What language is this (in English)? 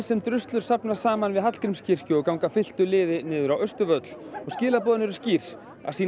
Icelandic